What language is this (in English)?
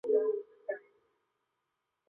Chinese